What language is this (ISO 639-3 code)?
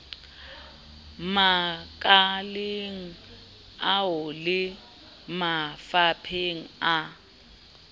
sot